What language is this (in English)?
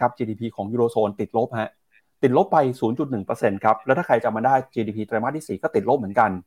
Thai